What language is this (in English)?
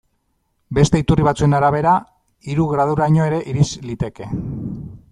Basque